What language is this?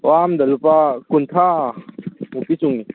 Manipuri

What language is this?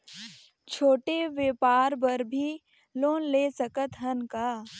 Chhattisgarhi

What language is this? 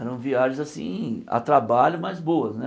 Portuguese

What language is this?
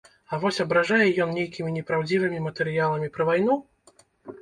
Belarusian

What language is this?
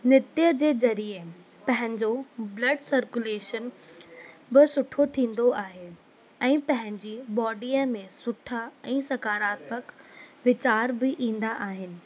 Sindhi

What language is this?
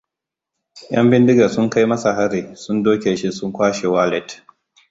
Hausa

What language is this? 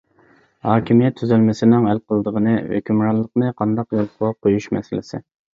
Uyghur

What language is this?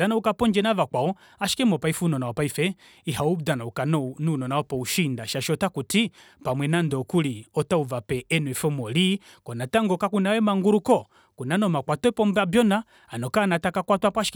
Kuanyama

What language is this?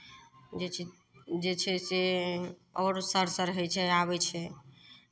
Maithili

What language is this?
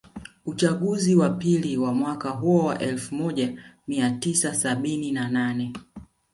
Swahili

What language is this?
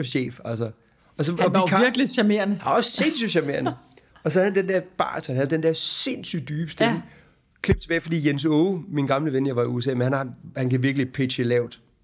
Danish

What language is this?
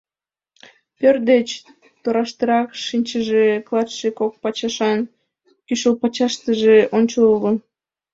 Mari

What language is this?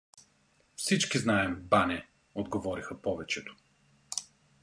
Bulgarian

